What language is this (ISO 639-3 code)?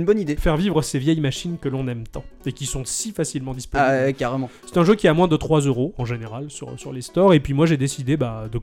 fra